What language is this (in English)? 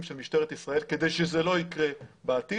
Hebrew